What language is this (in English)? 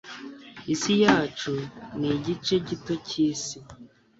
Kinyarwanda